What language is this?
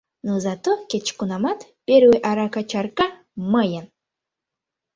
Mari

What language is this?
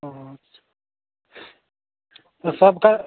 Hindi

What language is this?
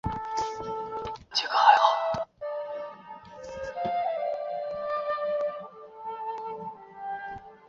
Chinese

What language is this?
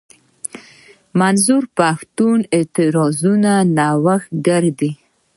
Pashto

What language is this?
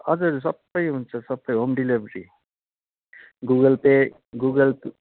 Nepali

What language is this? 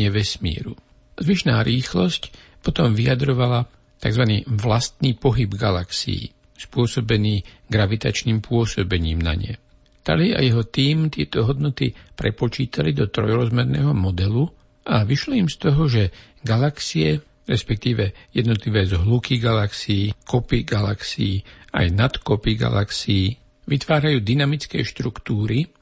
Slovak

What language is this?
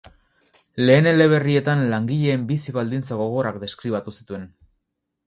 Basque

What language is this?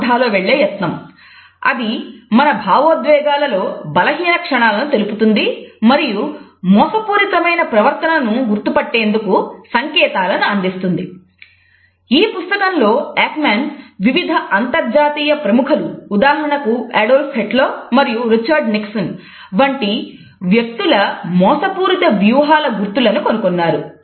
Telugu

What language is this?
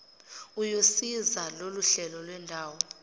Zulu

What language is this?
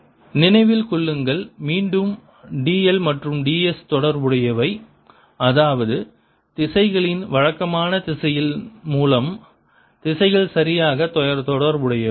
Tamil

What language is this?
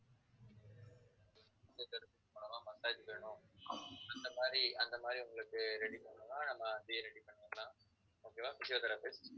Tamil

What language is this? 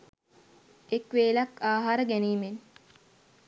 Sinhala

